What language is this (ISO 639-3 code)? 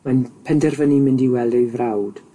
cym